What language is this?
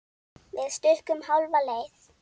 Icelandic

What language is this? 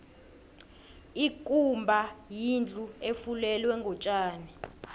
South Ndebele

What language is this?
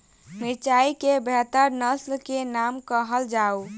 Maithili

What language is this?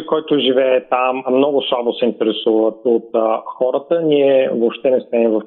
Bulgarian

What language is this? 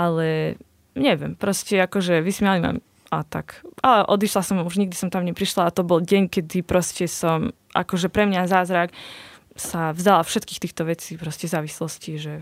Slovak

